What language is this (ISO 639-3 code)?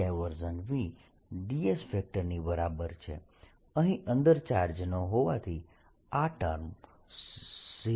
guj